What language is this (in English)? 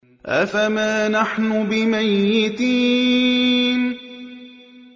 Arabic